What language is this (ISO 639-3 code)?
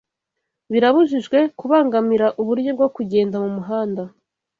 kin